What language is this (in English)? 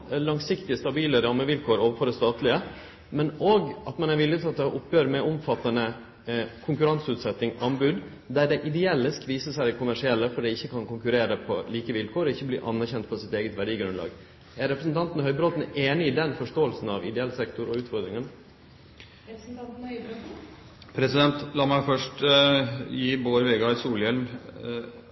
Norwegian